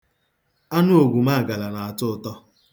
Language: Igbo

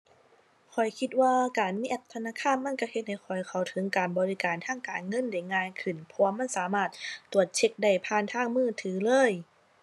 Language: Thai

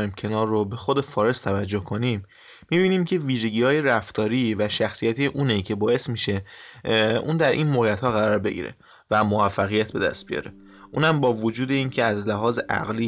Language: Persian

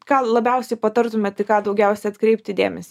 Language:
Lithuanian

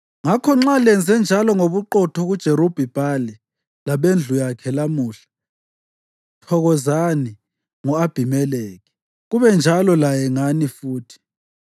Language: North Ndebele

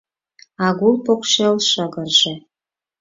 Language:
Mari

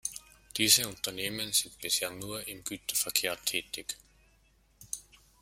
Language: German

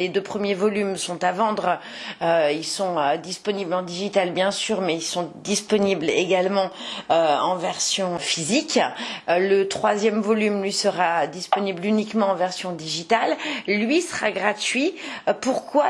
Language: French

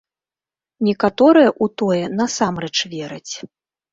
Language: Belarusian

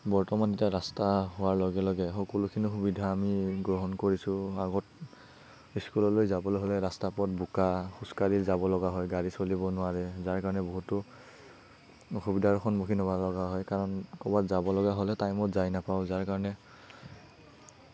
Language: Assamese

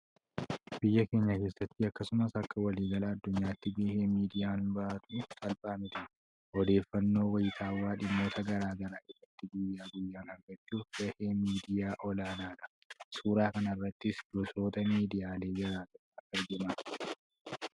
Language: Oromo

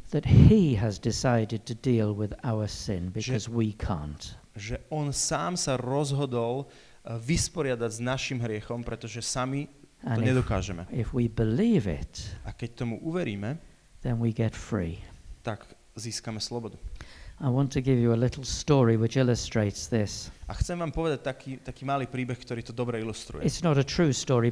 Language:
Slovak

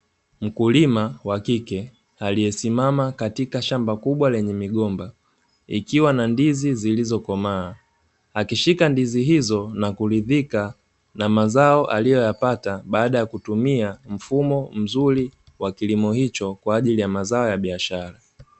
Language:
Swahili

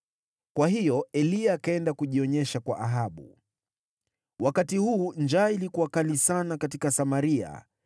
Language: Swahili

